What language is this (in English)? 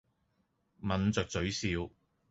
Cantonese